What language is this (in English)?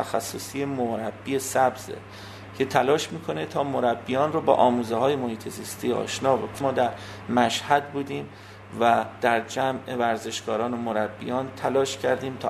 Persian